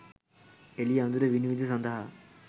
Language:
Sinhala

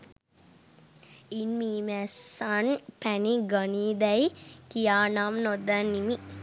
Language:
Sinhala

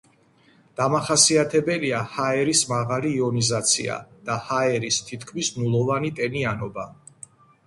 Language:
Georgian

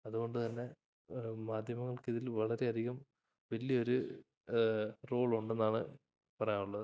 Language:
Malayalam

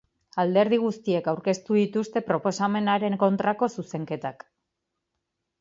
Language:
Basque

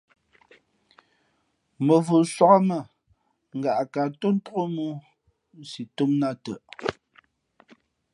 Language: Fe'fe'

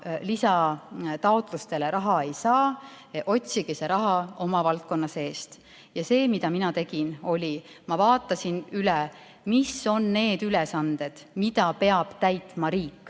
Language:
Estonian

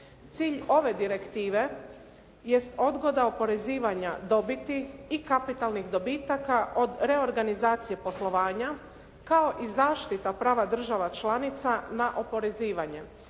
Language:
Croatian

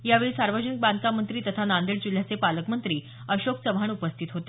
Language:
Marathi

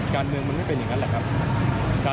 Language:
Thai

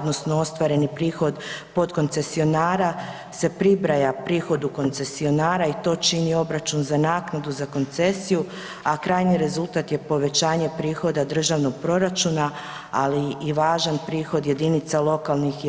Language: Croatian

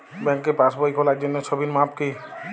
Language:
Bangla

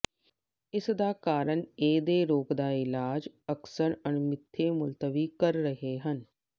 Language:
Punjabi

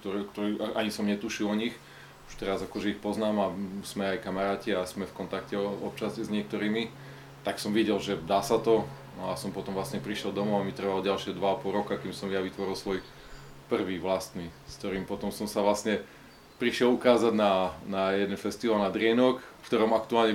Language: Slovak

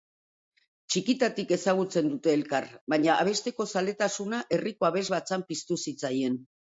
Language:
Basque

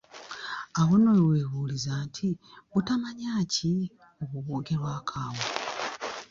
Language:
Ganda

